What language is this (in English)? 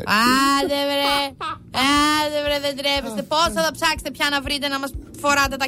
Greek